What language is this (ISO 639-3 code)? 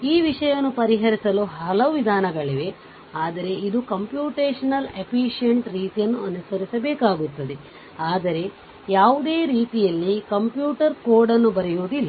kan